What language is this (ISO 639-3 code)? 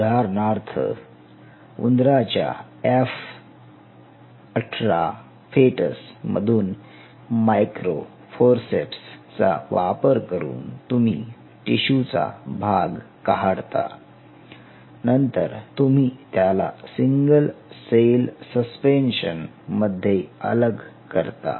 mar